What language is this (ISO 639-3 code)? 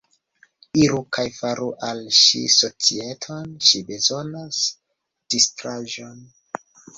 epo